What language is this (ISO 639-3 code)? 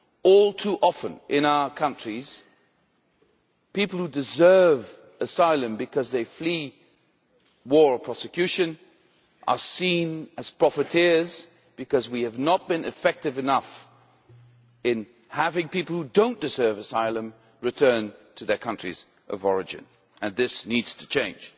eng